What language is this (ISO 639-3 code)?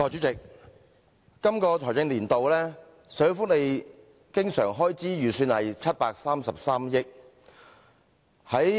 yue